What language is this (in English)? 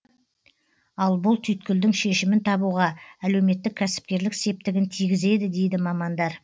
Kazakh